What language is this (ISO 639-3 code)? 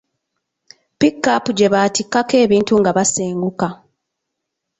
lug